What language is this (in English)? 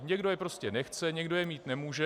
Czech